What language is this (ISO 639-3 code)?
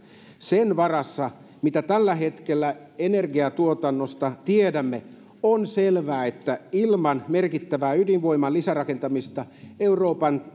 fin